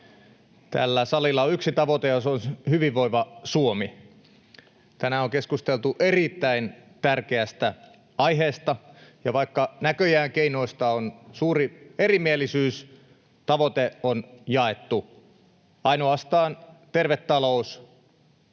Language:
Finnish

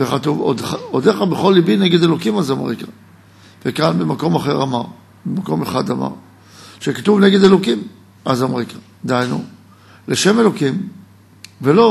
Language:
Hebrew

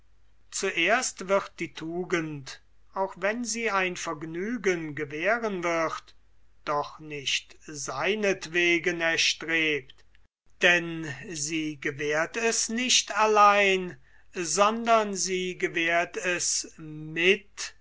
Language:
German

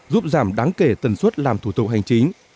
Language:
Vietnamese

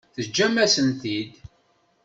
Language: Kabyle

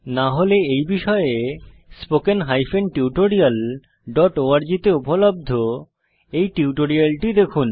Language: Bangla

